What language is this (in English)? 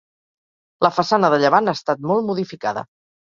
Catalan